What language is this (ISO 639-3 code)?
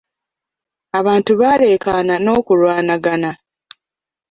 lug